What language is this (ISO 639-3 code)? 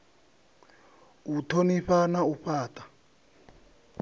ven